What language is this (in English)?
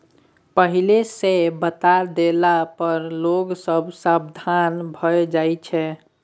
Maithili